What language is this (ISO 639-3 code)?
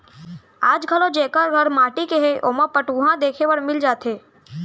hne